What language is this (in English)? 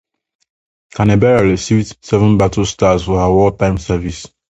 English